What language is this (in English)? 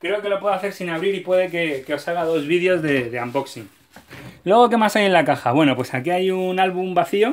Spanish